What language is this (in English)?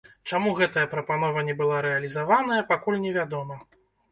Belarusian